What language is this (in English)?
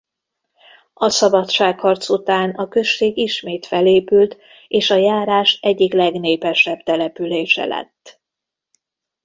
Hungarian